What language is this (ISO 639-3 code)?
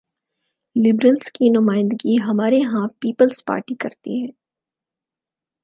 urd